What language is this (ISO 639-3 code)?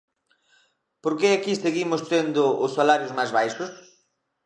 glg